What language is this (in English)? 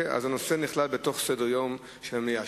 Hebrew